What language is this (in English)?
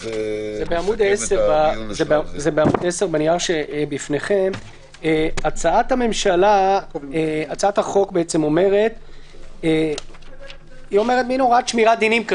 Hebrew